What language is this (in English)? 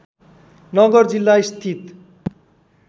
Nepali